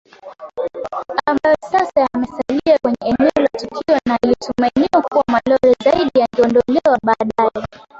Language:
Swahili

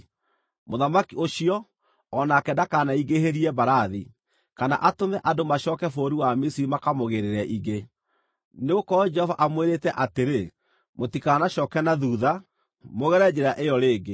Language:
Kikuyu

